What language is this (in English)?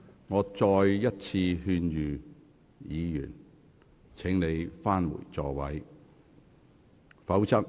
Cantonese